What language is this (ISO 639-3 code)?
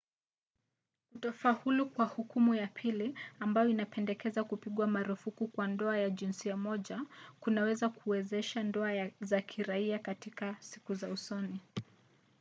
swa